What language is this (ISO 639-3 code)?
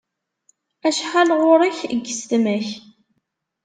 kab